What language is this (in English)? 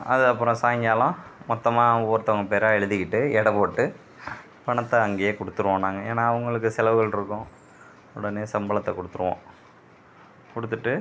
Tamil